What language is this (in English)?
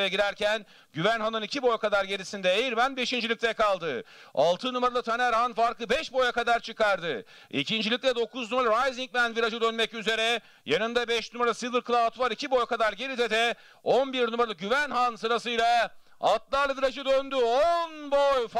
Turkish